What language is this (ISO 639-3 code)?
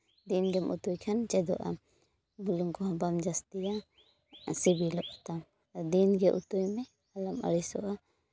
sat